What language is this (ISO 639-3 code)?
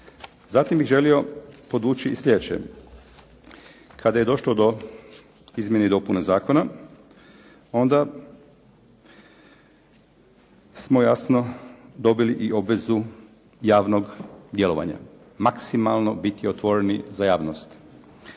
hrv